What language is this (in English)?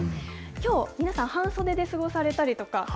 Japanese